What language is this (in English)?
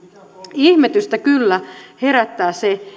Finnish